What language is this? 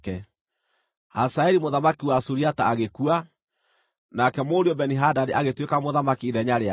Kikuyu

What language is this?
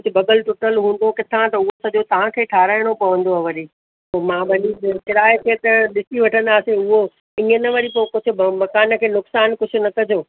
Sindhi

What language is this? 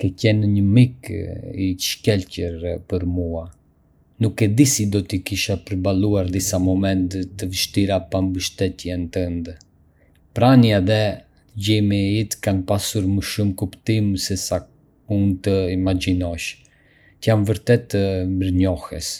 Arbëreshë Albanian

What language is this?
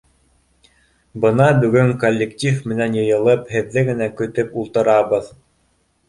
Bashkir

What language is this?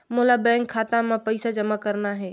Chhattisgarhi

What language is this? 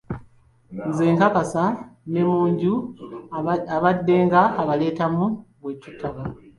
Ganda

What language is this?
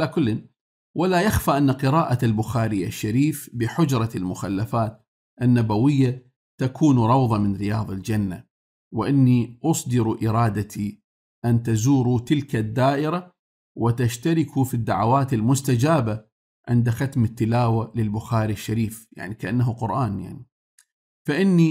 Arabic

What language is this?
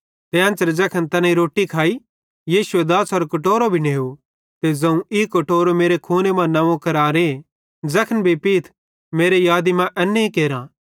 Bhadrawahi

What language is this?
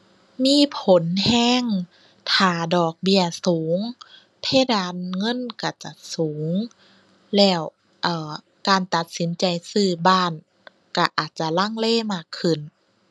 Thai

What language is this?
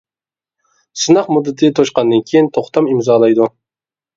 Uyghur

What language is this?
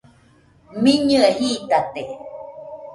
Nüpode Huitoto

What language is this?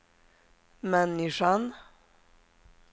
Swedish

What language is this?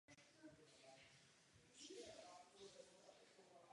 Czech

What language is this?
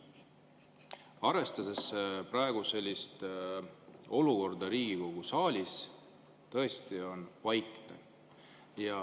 Estonian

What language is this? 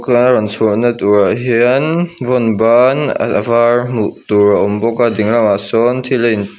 Mizo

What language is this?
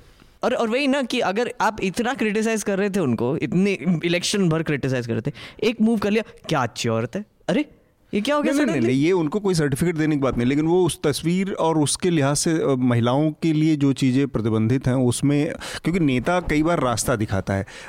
Hindi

